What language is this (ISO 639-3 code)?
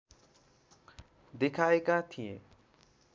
nep